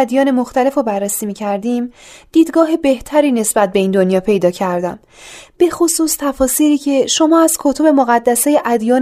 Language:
Persian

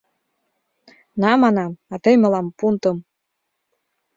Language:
Mari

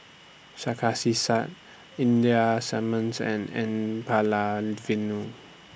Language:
English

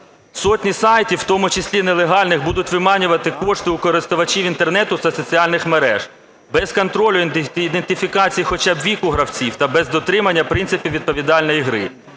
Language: Ukrainian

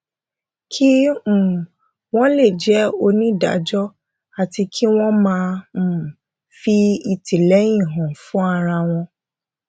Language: Yoruba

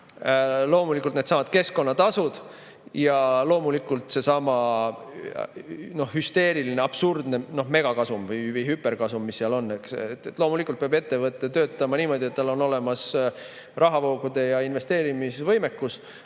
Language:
Estonian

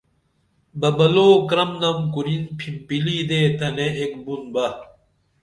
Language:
Dameli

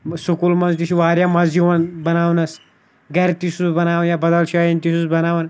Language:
Kashmiri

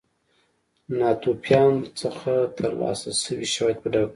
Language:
Pashto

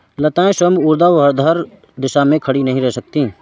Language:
Hindi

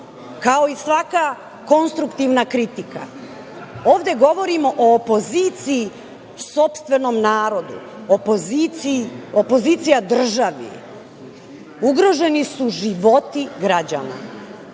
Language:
Serbian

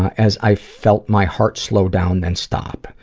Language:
English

